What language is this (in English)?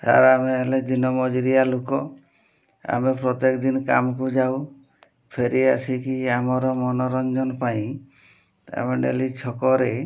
Odia